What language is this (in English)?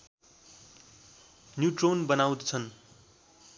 Nepali